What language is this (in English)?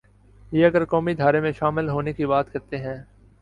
Urdu